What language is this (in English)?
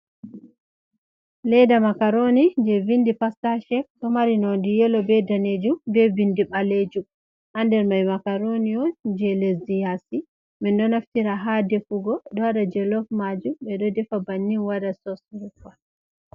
Fula